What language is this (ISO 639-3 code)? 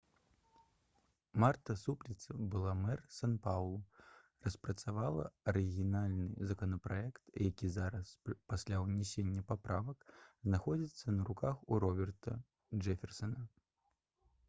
bel